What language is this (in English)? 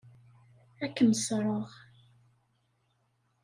Kabyle